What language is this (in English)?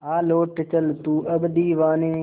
Hindi